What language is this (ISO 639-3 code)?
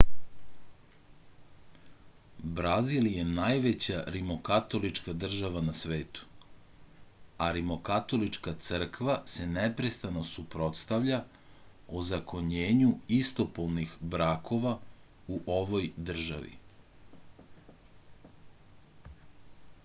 srp